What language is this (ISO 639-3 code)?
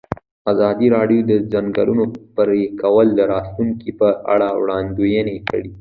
pus